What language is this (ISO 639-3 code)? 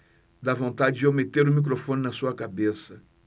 por